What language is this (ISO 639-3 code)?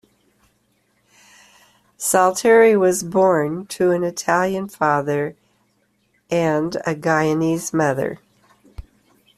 eng